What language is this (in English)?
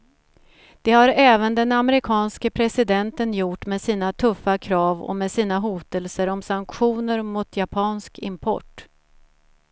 Swedish